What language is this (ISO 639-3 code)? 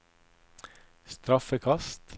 nor